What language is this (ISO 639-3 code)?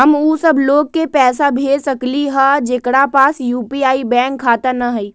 mag